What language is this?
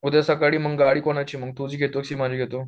Marathi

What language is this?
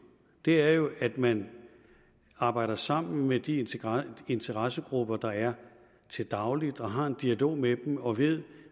Danish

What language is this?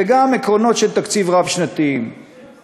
Hebrew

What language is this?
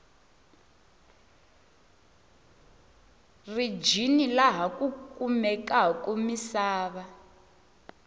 Tsonga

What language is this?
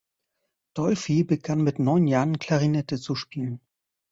German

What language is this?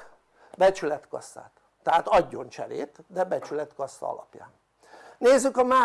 Hungarian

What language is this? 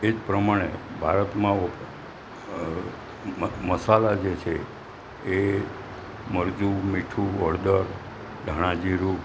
Gujarati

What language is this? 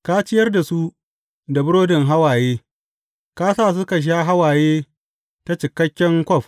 Hausa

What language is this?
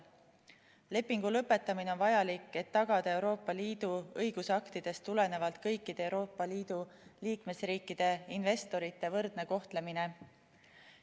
Estonian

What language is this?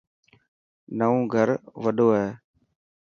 Dhatki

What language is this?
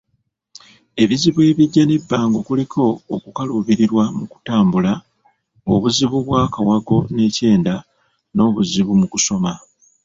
Ganda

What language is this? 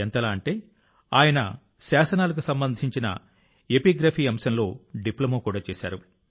Telugu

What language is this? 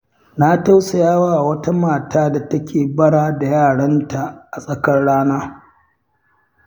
Hausa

